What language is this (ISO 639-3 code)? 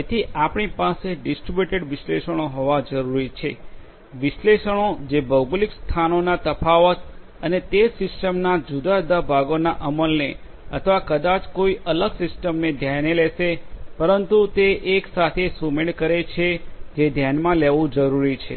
guj